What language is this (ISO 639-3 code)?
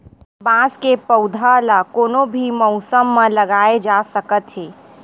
hne